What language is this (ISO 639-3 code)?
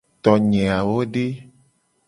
gej